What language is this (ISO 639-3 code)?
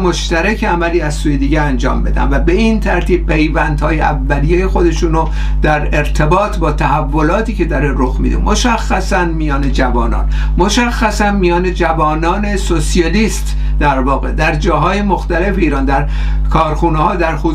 fas